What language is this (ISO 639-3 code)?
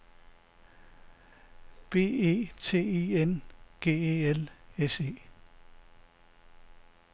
dan